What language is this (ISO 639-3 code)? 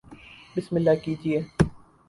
urd